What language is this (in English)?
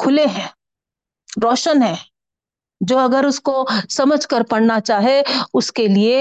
Urdu